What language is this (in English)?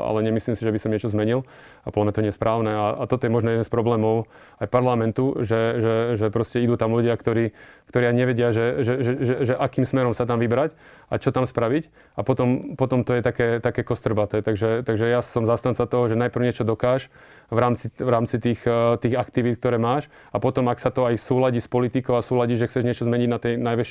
Slovak